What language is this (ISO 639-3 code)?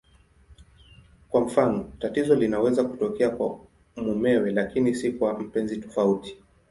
swa